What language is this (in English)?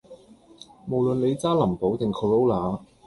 Cantonese